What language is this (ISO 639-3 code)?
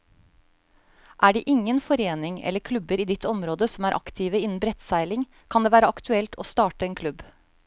nor